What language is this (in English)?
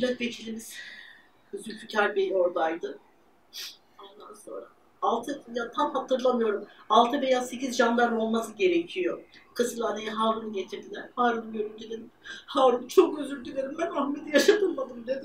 Turkish